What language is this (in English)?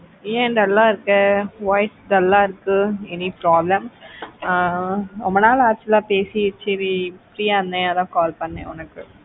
Tamil